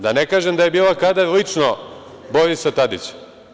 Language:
Serbian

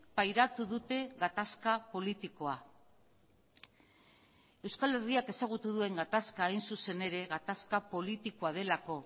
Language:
Basque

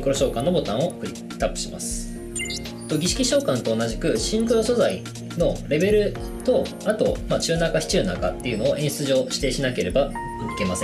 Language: Japanese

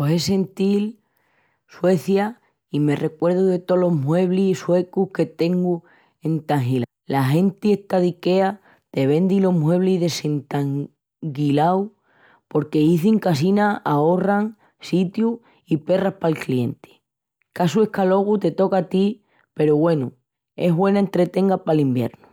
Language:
Extremaduran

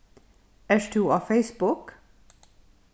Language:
Faroese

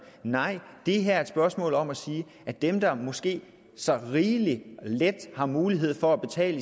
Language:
Danish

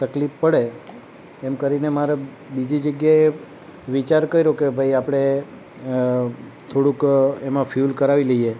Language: Gujarati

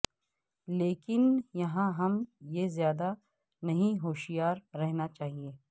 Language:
Urdu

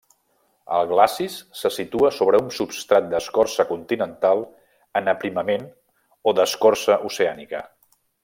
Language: Catalan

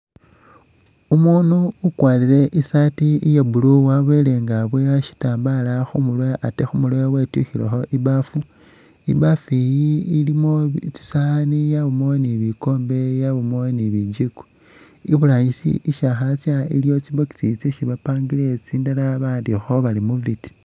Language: Masaaba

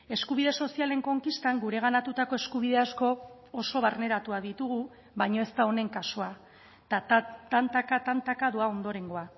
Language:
Basque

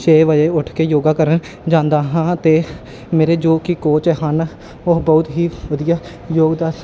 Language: Punjabi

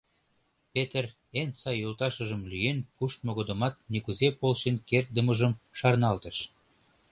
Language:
Mari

